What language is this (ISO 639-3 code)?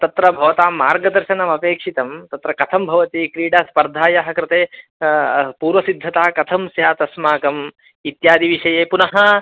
san